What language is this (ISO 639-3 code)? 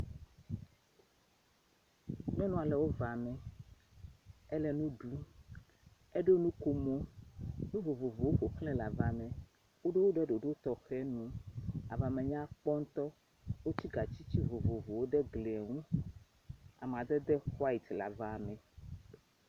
ewe